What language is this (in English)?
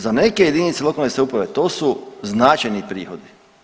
Croatian